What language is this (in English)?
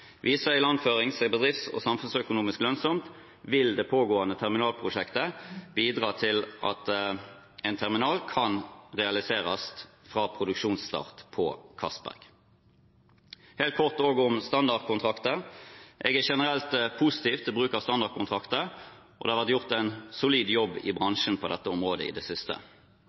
Norwegian Bokmål